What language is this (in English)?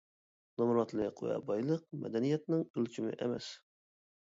Uyghur